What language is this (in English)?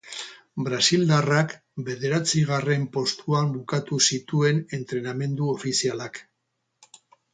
Basque